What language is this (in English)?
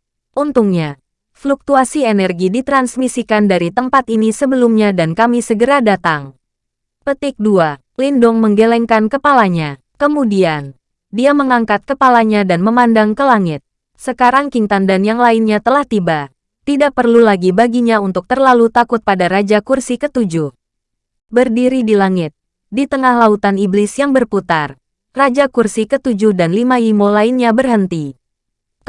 Indonesian